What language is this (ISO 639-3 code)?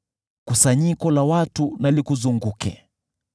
swa